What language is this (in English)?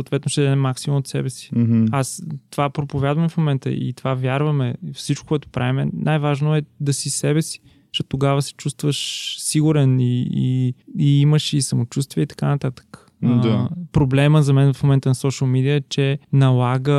Bulgarian